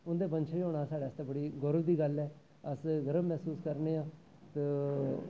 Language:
Dogri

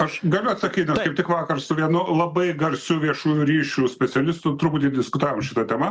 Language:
Lithuanian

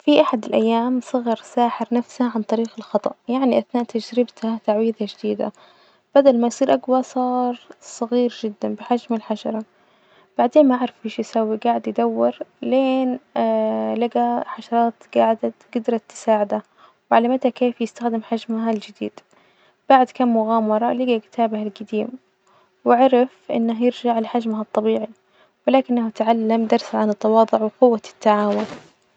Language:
Najdi Arabic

